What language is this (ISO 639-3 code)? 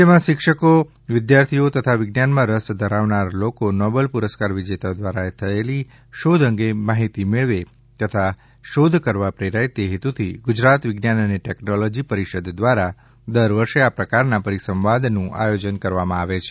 guj